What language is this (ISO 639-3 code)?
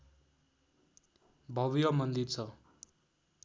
nep